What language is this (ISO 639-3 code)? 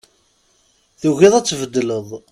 kab